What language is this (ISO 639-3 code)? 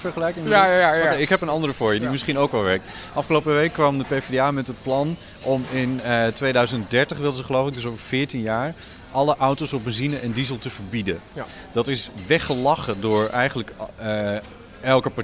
nld